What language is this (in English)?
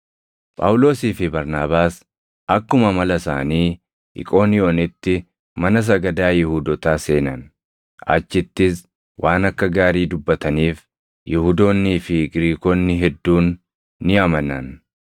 Oromo